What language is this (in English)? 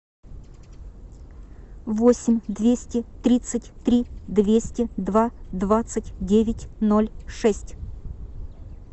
Russian